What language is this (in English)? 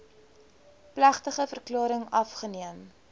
Afrikaans